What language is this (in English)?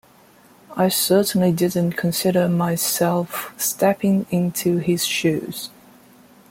English